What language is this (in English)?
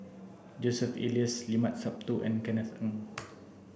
English